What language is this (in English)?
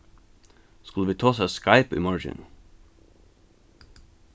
Faroese